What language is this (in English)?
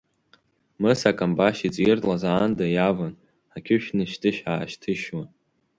Abkhazian